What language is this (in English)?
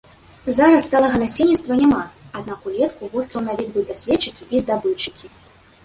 Belarusian